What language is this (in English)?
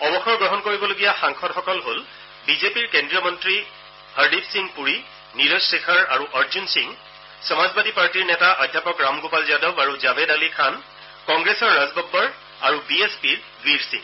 Assamese